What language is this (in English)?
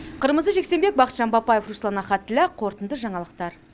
Kazakh